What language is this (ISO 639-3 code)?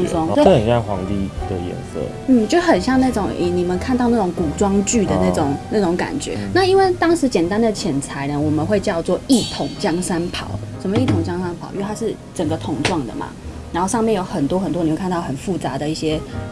zho